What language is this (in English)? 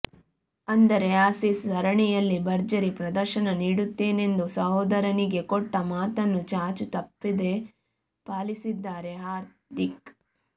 Kannada